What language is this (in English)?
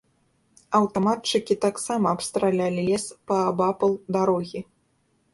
Belarusian